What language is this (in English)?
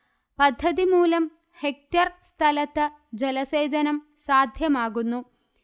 Malayalam